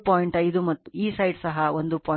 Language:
Kannada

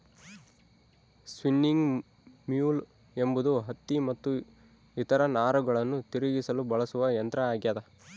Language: Kannada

